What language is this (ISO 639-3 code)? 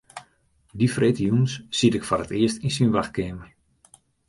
fry